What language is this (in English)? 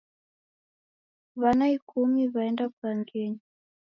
Taita